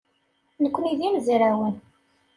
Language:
Kabyle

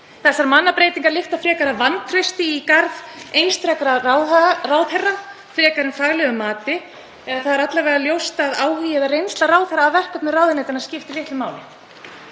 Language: Icelandic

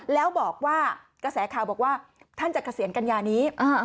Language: Thai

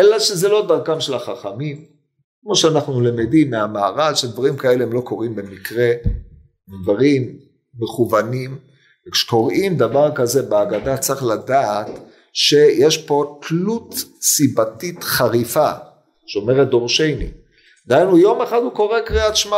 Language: Hebrew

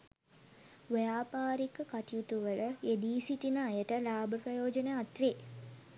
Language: Sinhala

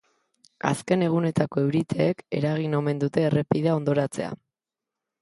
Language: Basque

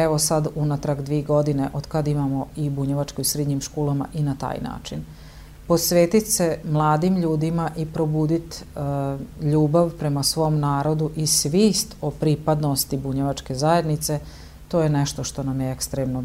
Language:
Croatian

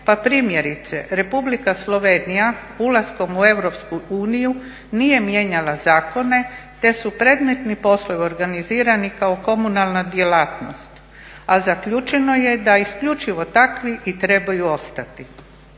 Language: Croatian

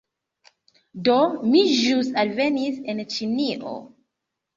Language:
Esperanto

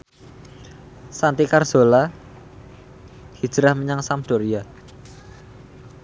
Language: Javanese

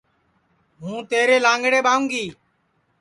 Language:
Sansi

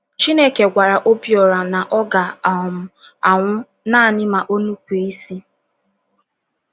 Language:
Igbo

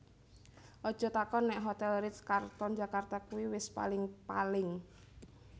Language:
Javanese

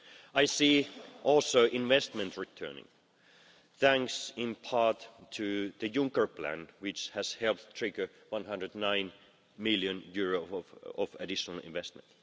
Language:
English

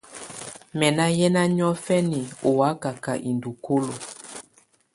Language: Tunen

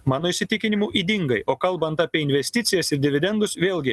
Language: Lithuanian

